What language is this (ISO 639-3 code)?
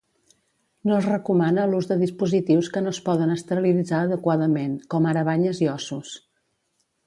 cat